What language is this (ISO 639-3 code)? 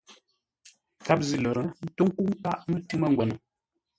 nla